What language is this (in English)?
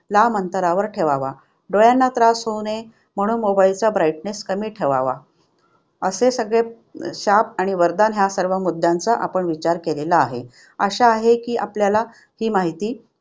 Marathi